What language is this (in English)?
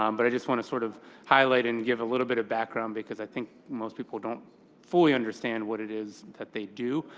English